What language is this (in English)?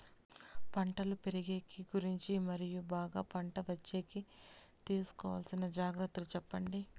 Telugu